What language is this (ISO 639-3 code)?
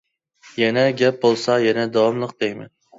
uig